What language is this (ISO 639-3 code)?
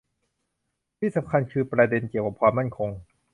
tha